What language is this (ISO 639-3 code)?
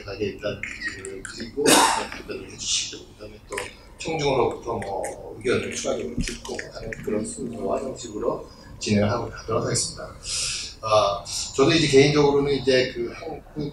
kor